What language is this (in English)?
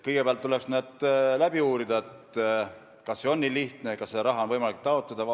Estonian